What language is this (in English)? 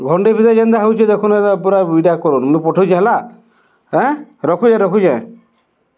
Odia